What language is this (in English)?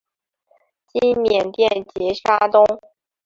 Chinese